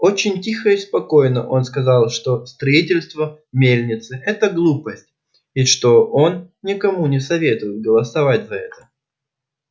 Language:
Russian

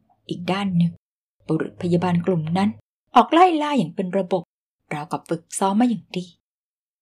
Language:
Thai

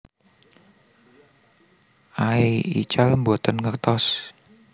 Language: Javanese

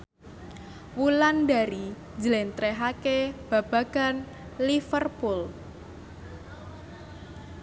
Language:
Javanese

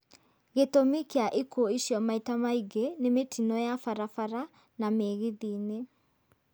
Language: Kikuyu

